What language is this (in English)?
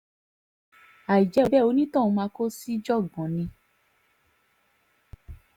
Yoruba